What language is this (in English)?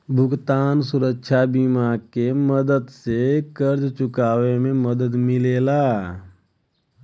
Bhojpuri